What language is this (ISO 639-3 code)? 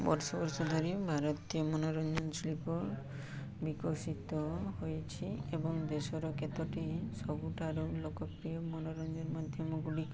ori